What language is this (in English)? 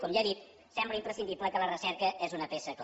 Catalan